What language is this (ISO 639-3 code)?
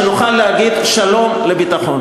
heb